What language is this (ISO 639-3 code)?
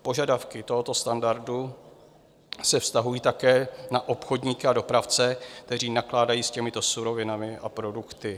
ces